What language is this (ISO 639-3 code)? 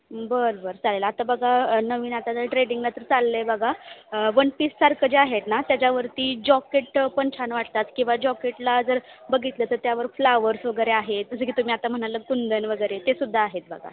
mar